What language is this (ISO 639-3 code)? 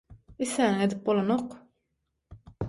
tuk